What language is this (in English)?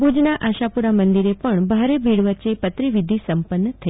Gujarati